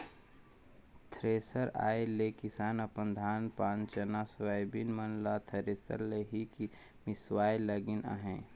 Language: Chhattisgarhi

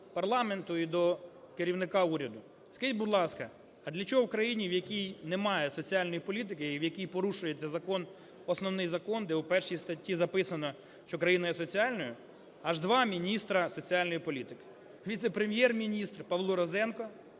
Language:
Ukrainian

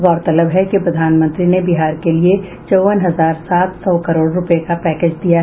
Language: Hindi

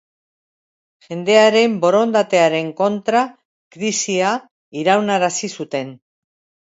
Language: Basque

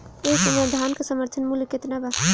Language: Bhojpuri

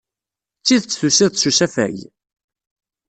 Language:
Kabyle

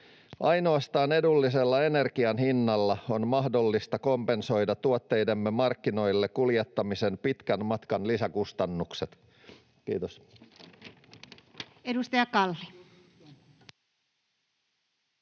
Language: Finnish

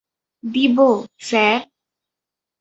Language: Bangla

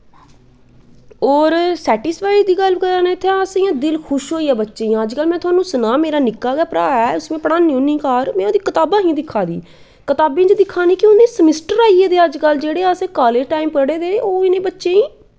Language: Dogri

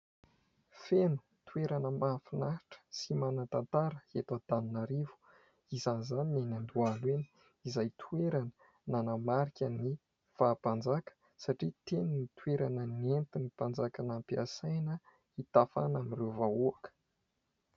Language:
Malagasy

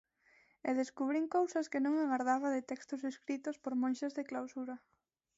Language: Galician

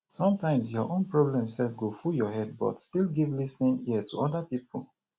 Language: Nigerian Pidgin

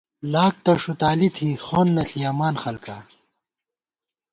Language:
Gawar-Bati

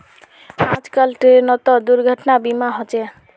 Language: Magahi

